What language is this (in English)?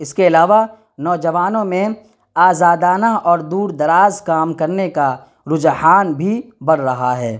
Urdu